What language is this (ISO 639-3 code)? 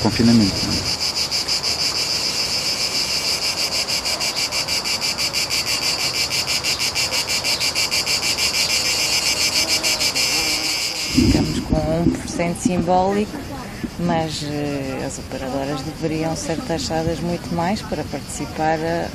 por